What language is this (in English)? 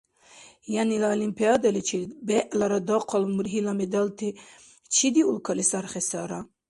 Dargwa